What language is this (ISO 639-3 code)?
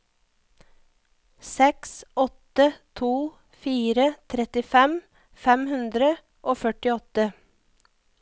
nor